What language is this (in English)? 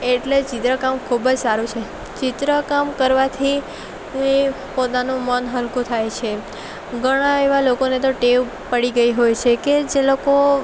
Gujarati